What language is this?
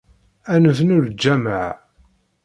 Kabyle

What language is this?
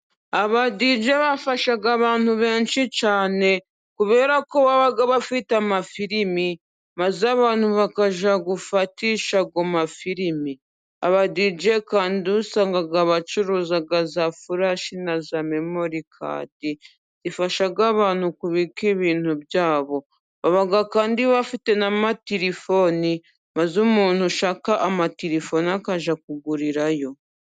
Kinyarwanda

